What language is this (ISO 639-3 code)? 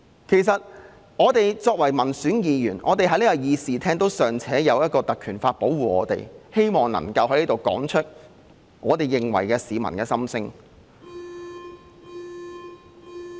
yue